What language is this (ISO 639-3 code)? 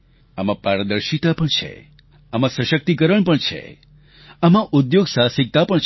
guj